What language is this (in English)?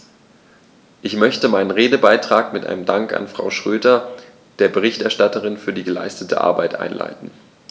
German